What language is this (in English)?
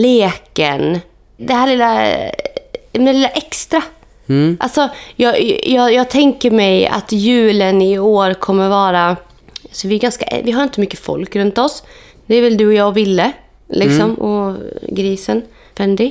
Swedish